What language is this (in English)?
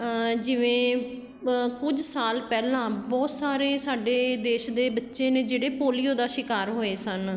Punjabi